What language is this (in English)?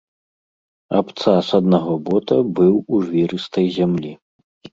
Belarusian